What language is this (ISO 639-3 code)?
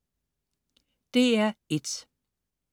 dan